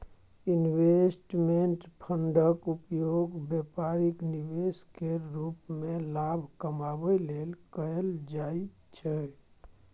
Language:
Maithili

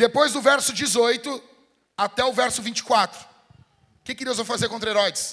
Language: Portuguese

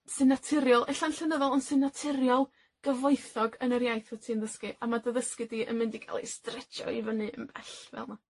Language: Welsh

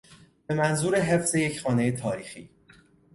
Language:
Persian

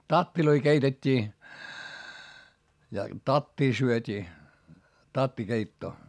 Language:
Finnish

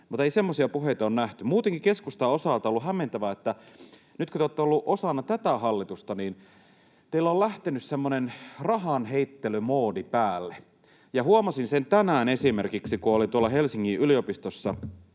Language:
Finnish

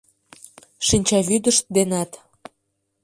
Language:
Mari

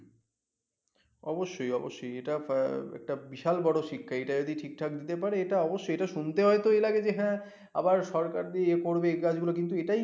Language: Bangla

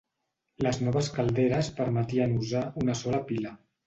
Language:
Catalan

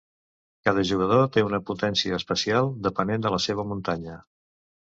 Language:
Catalan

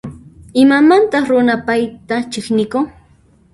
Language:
Puno Quechua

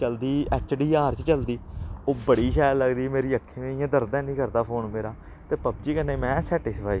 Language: Dogri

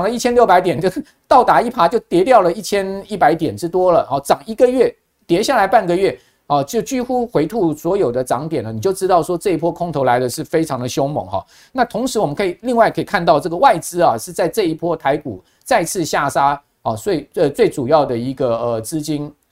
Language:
Chinese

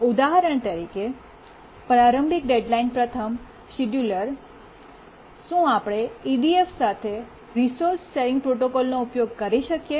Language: Gujarati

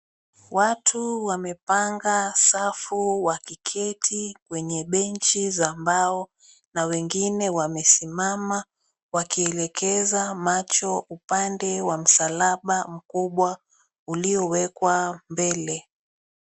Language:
Swahili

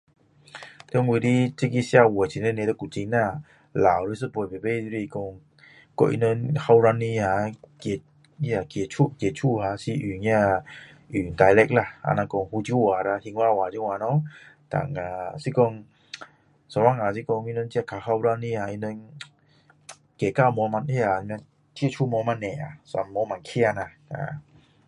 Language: Min Dong Chinese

